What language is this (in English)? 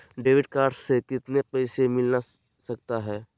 Magahi